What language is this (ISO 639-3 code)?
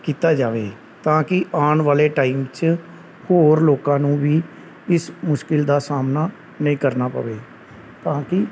pan